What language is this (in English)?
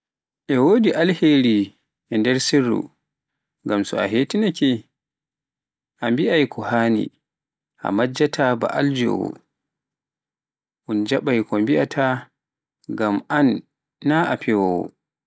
Pular